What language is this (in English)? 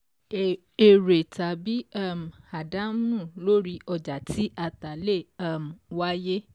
Yoruba